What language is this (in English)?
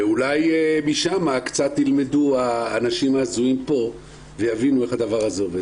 Hebrew